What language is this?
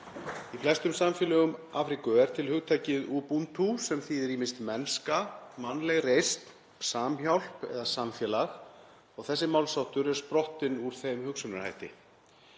Icelandic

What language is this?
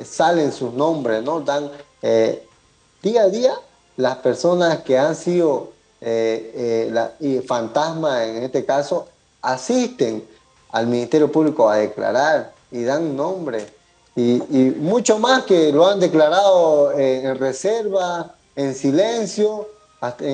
Spanish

